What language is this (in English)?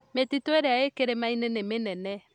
Kikuyu